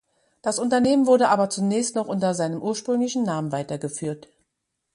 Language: German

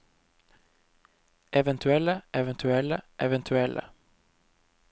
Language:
Norwegian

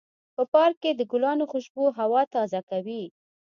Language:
Pashto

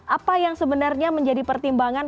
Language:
Indonesian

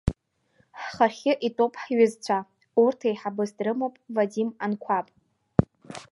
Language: Abkhazian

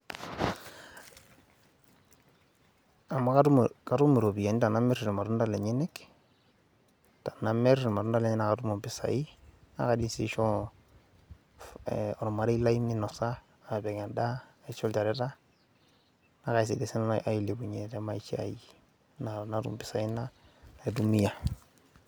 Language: Masai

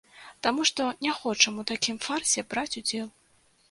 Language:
Belarusian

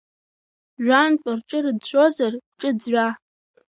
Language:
Abkhazian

